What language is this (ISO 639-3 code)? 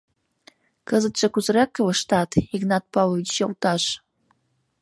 chm